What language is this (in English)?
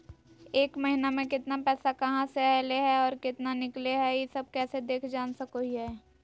Magahi